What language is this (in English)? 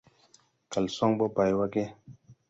Tupuri